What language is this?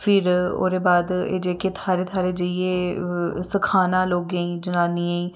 Dogri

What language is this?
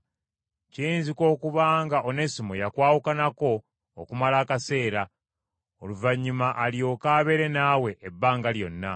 Ganda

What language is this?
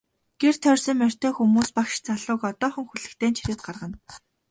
Mongolian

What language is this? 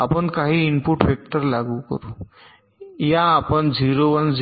Marathi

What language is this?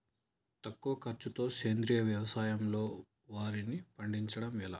Telugu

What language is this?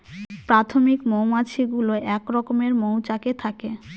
Bangla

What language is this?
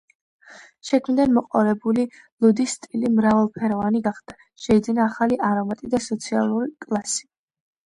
Georgian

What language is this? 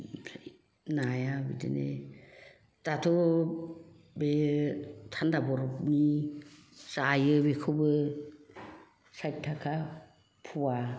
Bodo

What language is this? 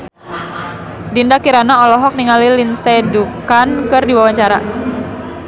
Sundanese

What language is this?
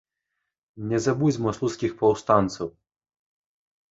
Belarusian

